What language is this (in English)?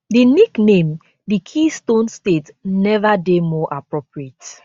Nigerian Pidgin